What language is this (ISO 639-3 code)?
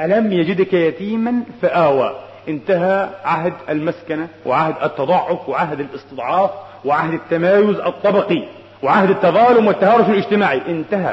ara